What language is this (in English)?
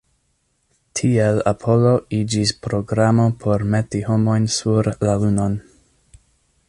Esperanto